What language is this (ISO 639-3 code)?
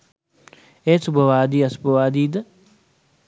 sin